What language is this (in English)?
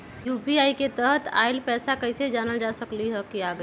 Magahi